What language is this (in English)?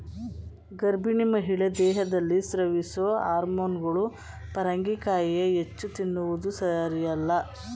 Kannada